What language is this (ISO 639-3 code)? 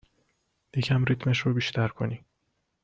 fas